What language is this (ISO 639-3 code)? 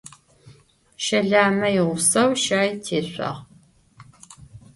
ady